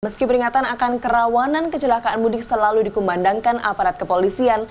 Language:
Indonesian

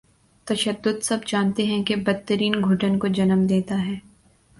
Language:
Urdu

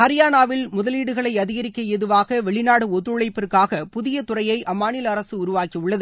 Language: Tamil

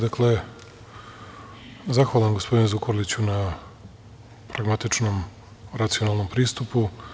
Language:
Serbian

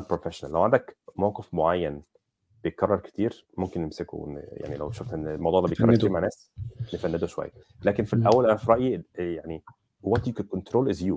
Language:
Arabic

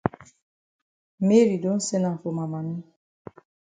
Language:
Cameroon Pidgin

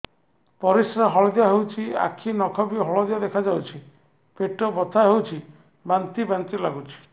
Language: Odia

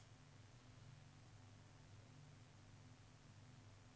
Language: Norwegian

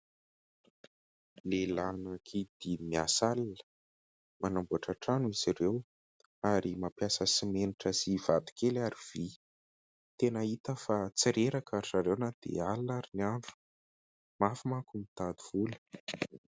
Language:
Malagasy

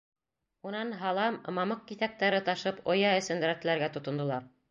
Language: Bashkir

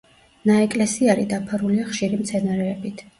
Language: Georgian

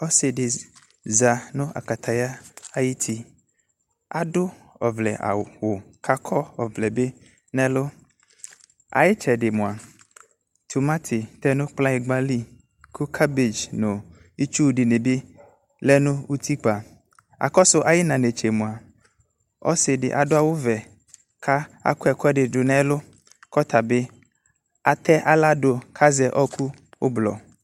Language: Ikposo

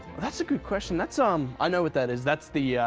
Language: English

